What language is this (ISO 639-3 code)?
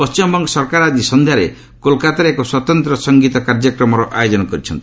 ori